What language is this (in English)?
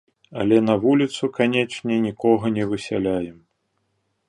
Belarusian